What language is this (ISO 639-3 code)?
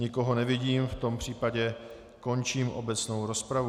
ces